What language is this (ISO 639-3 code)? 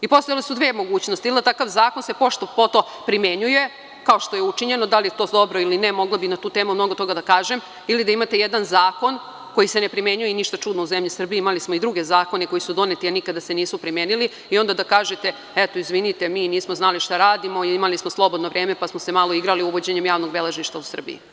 srp